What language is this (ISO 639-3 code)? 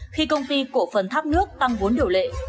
vie